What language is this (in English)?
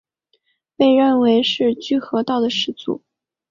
Chinese